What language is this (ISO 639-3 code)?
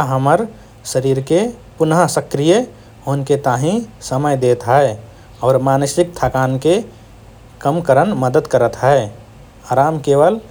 thr